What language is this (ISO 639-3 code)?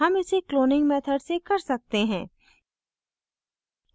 hin